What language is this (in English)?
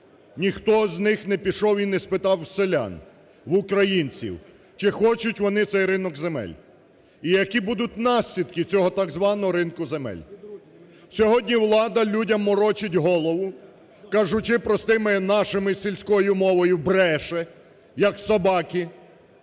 Ukrainian